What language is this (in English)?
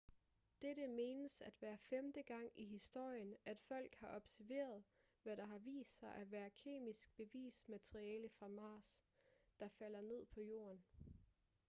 Danish